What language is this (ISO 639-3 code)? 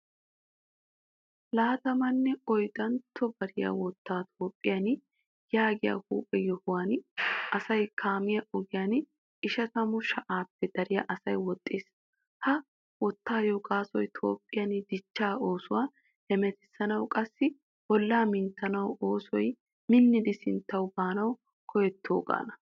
wal